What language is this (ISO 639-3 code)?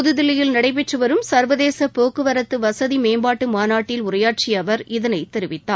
tam